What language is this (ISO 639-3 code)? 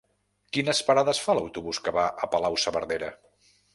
cat